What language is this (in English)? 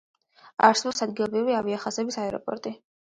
Georgian